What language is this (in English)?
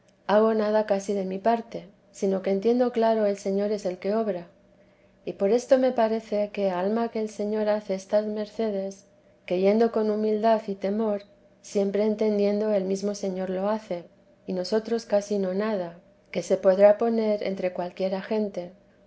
Spanish